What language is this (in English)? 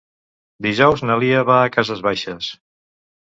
Catalan